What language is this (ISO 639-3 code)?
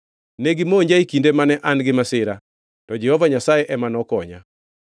luo